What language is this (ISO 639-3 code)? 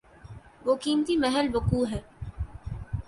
urd